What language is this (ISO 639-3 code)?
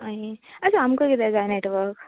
kok